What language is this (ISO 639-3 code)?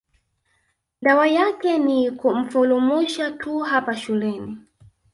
swa